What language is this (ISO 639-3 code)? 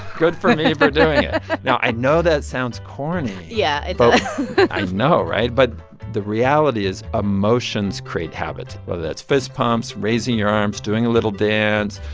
eng